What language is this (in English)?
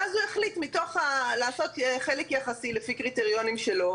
Hebrew